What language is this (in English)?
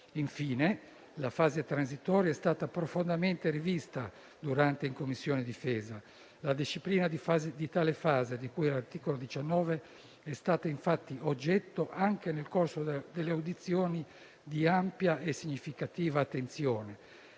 Italian